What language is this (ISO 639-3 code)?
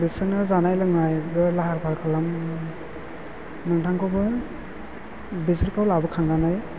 brx